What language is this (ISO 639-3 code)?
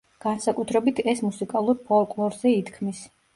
kat